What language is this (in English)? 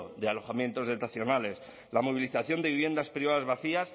Spanish